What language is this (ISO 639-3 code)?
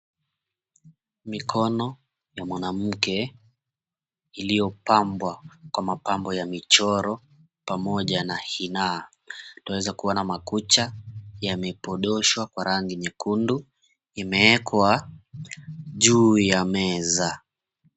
swa